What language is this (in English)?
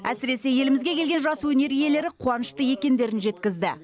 Kazakh